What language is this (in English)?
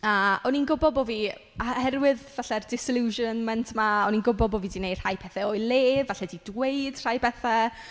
Welsh